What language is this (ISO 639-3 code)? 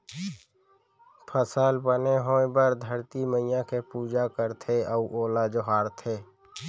hne